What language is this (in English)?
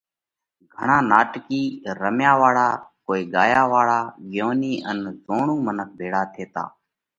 Parkari Koli